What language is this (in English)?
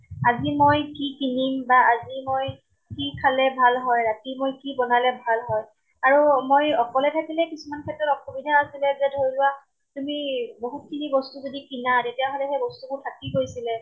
Assamese